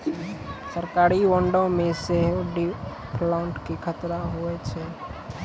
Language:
Maithili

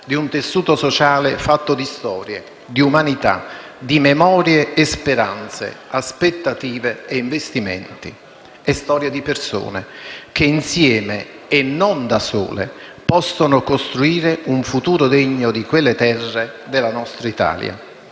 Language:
Italian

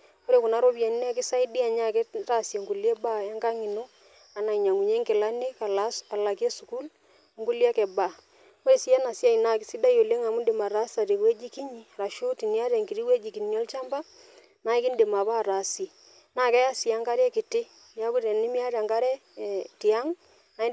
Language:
Masai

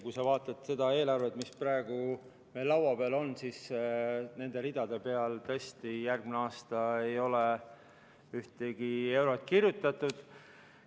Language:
Estonian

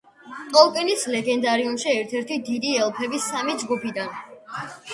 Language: Georgian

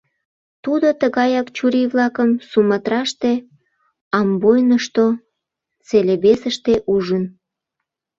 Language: Mari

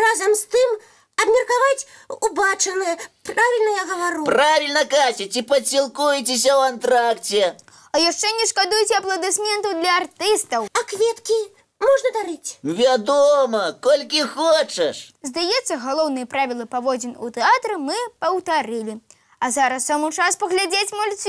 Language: Russian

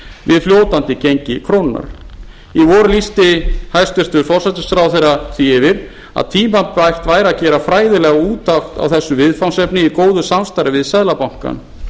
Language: Icelandic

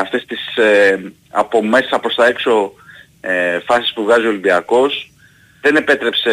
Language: Greek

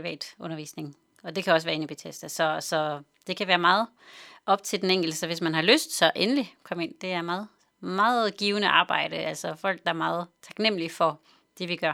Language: Danish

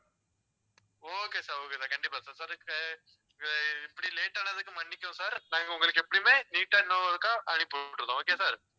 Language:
Tamil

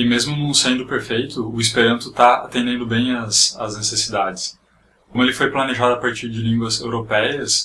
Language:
Portuguese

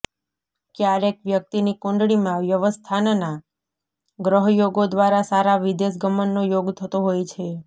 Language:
Gujarati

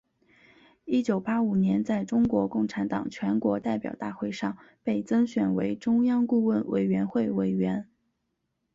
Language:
Chinese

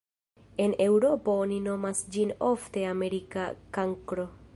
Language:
Esperanto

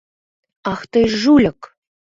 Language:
Mari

